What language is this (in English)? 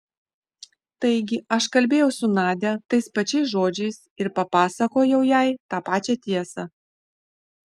Lithuanian